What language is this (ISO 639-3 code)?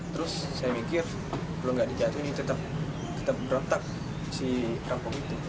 ind